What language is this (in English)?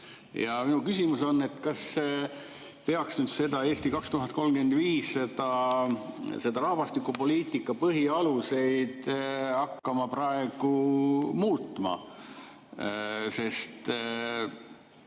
Estonian